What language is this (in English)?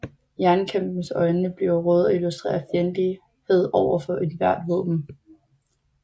Danish